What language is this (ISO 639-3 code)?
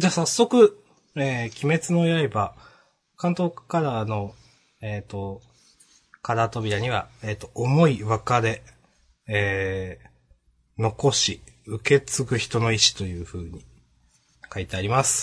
jpn